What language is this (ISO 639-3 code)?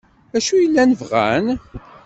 kab